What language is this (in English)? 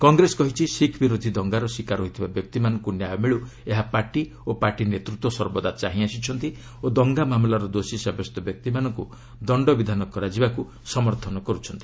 Odia